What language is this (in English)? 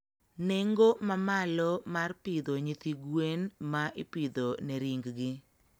Luo (Kenya and Tanzania)